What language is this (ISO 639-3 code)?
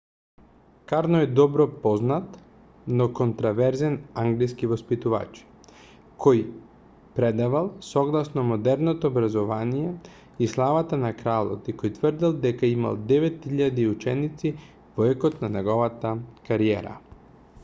mkd